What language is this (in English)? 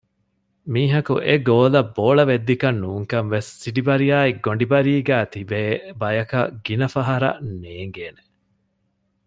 Divehi